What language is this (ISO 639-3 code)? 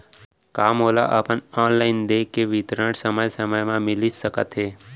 hne